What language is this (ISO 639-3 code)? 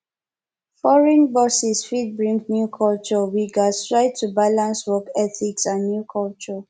pcm